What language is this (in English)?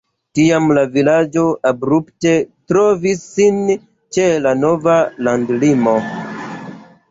Esperanto